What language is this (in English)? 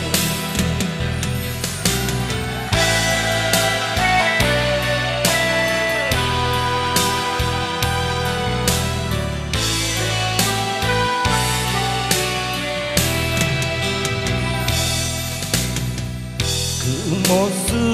Korean